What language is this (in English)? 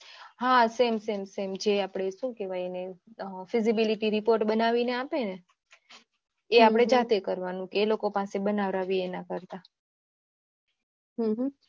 Gujarati